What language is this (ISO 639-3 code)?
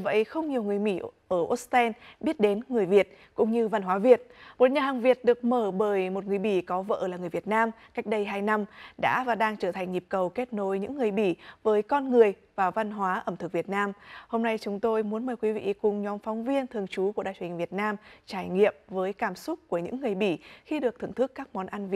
vie